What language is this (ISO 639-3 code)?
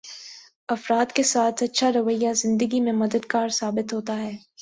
urd